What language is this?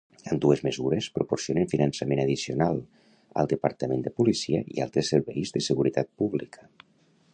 Catalan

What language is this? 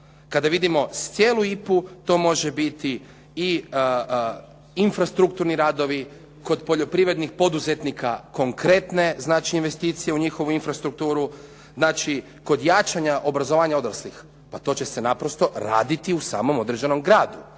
Croatian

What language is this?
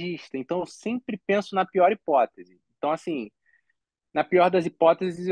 Portuguese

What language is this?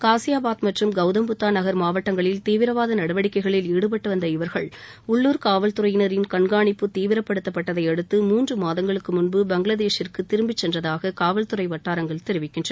Tamil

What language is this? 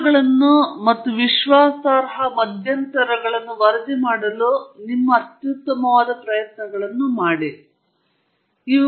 Kannada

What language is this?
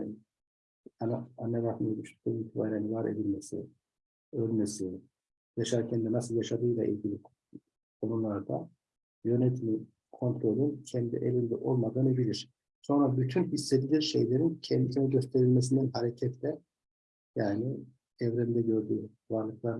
Turkish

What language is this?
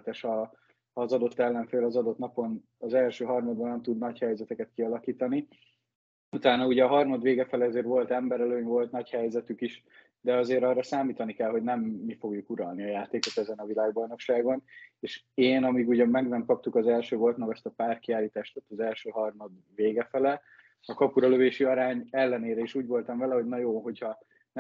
Hungarian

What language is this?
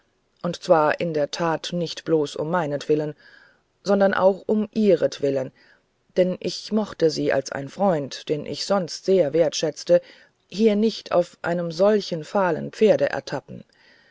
German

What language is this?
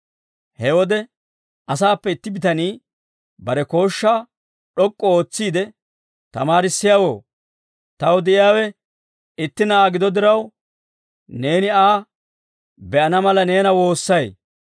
Dawro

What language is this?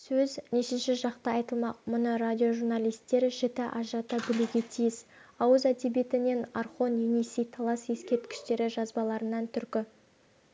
Kazakh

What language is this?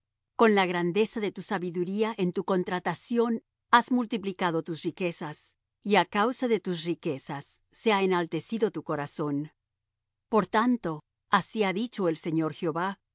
Spanish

